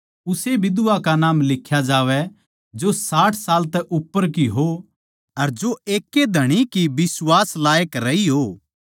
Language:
Haryanvi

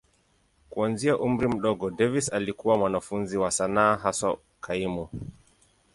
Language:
Swahili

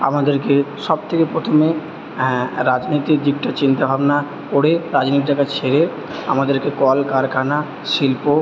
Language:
Bangla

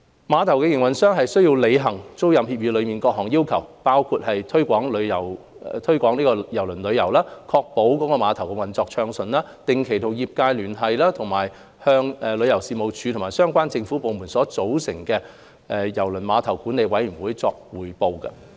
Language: Cantonese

